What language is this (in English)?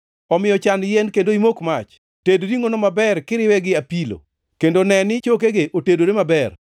Luo (Kenya and Tanzania)